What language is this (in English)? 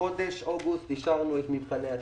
Hebrew